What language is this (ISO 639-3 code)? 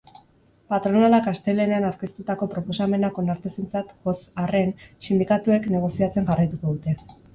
eus